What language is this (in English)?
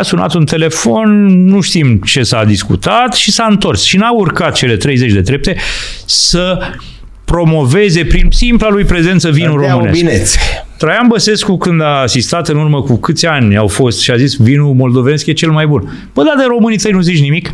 Romanian